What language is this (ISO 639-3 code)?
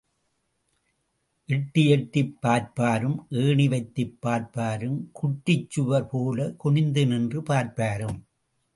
tam